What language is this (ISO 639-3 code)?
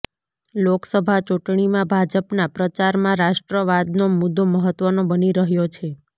guj